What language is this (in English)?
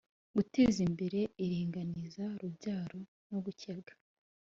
Kinyarwanda